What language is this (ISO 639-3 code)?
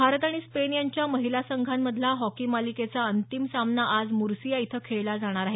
mar